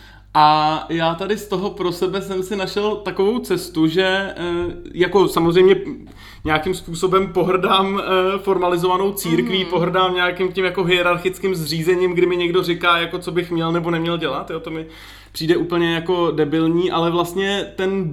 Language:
Czech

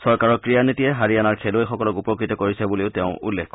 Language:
Assamese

